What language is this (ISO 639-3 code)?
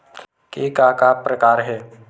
hne